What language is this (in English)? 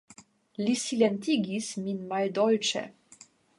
Esperanto